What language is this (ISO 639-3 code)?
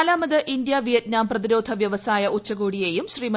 mal